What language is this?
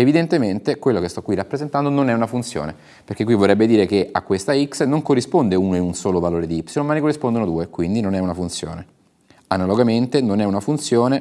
Italian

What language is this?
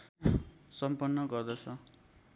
Nepali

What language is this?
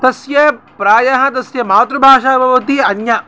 Sanskrit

